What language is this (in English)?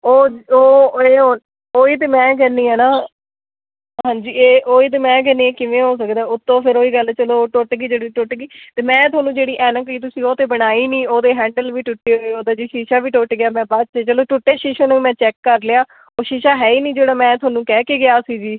Punjabi